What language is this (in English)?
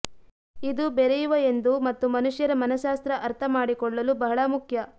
Kannada